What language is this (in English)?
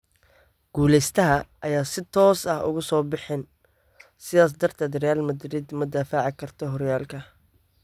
Somali